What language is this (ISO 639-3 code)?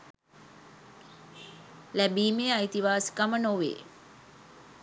sin